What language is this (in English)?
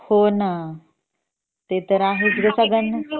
Marathi